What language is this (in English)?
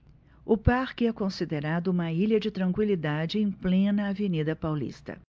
Portuguese